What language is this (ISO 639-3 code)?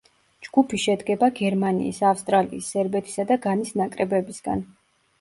kat